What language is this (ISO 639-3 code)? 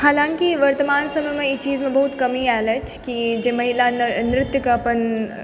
mai